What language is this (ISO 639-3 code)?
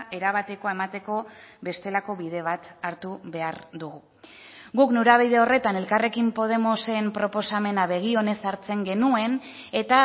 eus